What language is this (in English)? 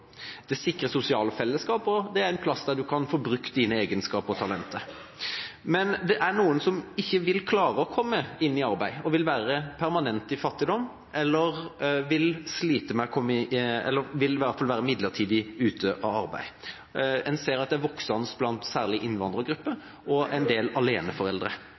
Norwegian Bokmål